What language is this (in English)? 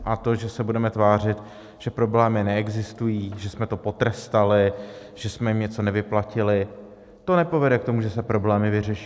Czech